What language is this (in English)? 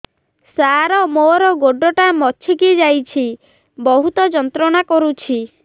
Odia